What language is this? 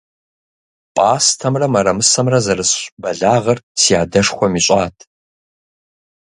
Kabardian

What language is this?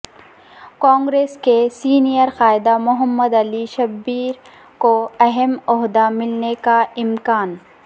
Urdu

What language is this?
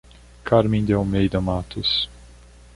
Portuguese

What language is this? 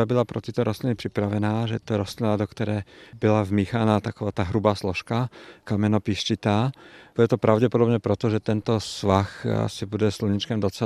Czech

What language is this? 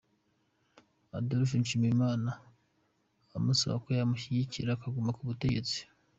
Kinyarwanda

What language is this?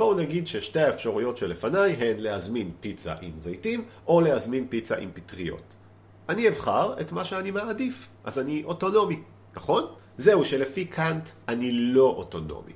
Hebrew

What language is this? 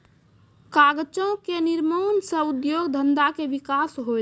Maithili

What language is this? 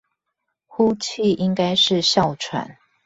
Chinese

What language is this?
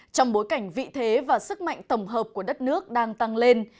Vietnamese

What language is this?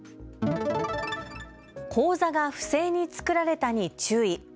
Japanese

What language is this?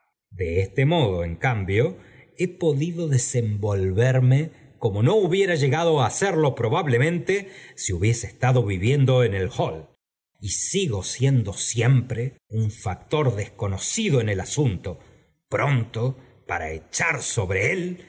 Spanish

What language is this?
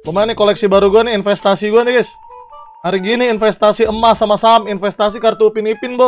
Indonesian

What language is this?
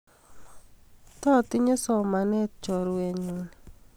Kalenjin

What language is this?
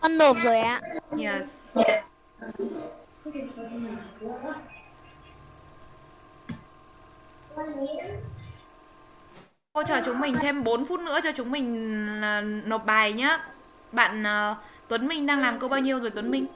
Vietnamese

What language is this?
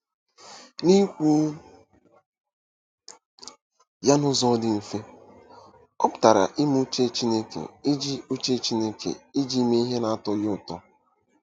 Igbo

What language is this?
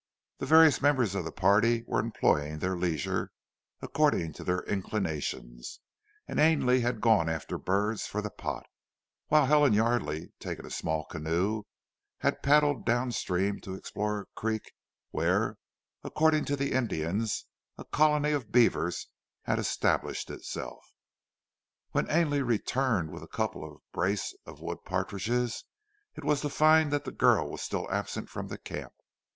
English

